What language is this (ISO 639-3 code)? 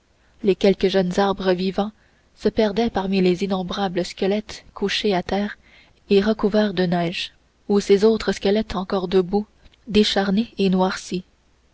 fra